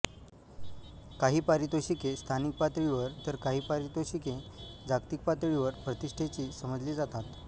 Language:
Marathi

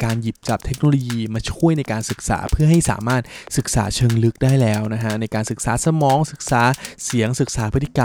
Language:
Thai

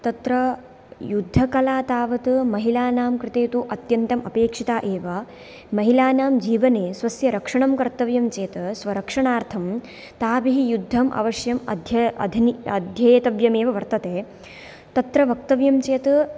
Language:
Sanskrit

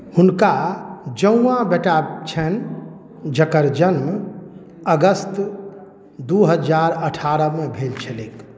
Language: Maithili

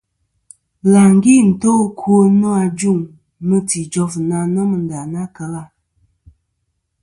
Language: Kom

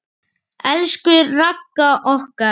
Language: Icelandic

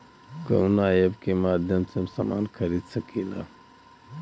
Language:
Bhojpuri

